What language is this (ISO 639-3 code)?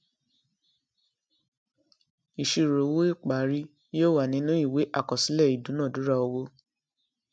yor